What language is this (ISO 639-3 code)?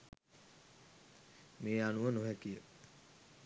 sin